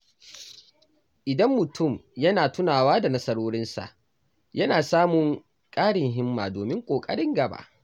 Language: Hausa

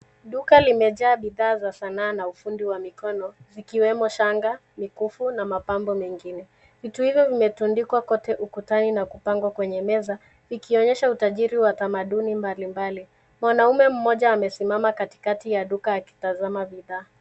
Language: Swahili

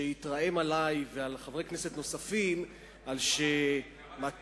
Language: Hebrew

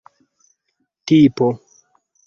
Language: Esperanto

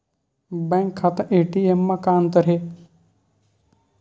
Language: Chhattisgarhi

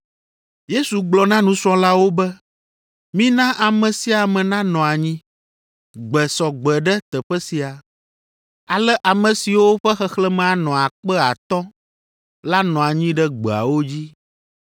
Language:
Ewe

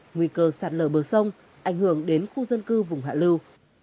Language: Vietnamese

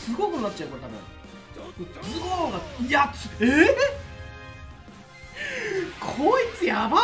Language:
Japanese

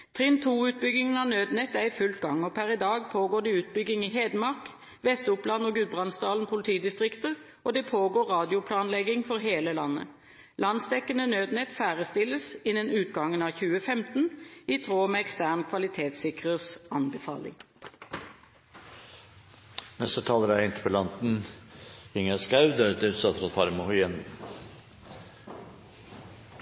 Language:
Norwegian Bokmål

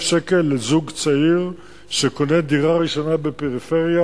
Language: Hebrew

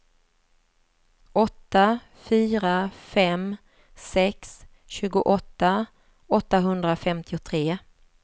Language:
Swedish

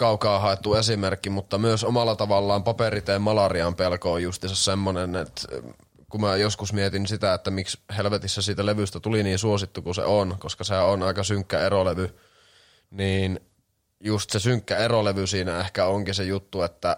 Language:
Finnish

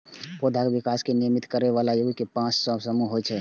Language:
Maithili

